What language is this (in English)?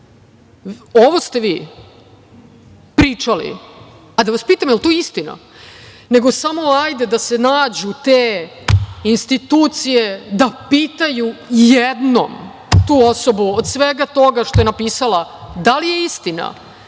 Serbian